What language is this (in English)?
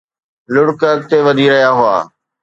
Sindhi